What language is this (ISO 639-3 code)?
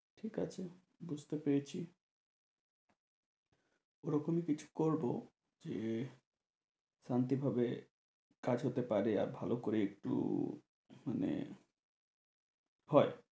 ben